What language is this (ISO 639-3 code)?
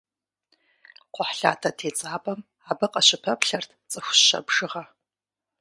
kbd